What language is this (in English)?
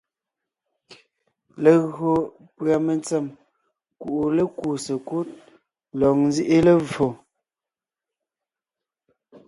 Ngiemboon